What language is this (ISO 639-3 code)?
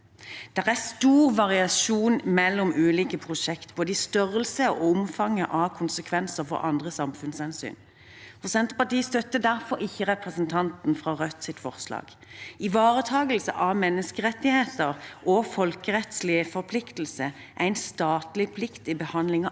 nor